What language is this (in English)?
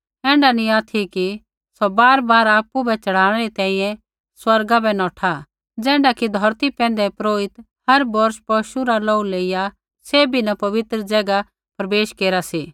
Kullu Pahari